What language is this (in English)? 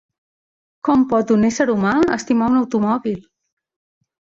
Catalan